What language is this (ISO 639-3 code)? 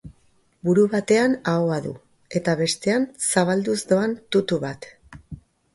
eus